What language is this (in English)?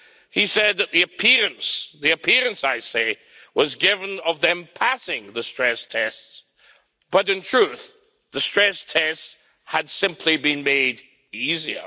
English